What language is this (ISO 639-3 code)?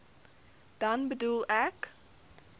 afr